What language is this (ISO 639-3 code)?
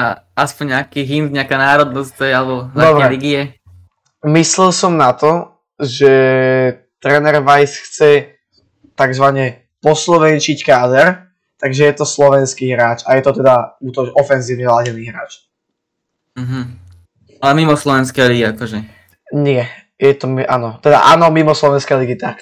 slk